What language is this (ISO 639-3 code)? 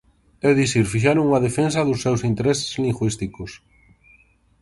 glg